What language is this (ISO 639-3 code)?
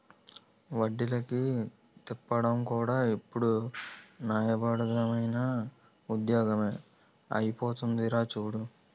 tel